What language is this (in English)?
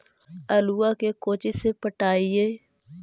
Magahi